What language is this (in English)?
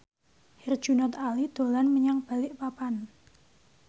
Javanese